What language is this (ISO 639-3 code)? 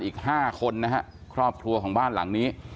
tha